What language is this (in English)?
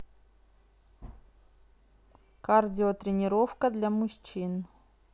Russian